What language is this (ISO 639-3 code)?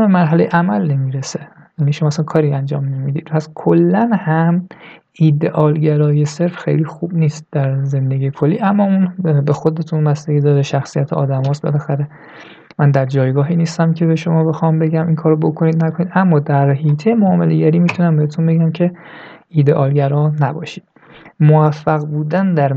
fas